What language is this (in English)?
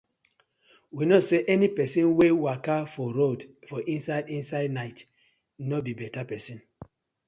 Nigerian Pidgin